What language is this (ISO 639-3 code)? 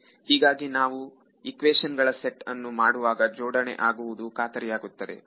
kan